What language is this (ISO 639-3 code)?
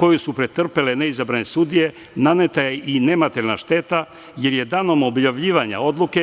srp